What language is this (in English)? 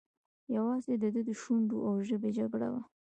Pashto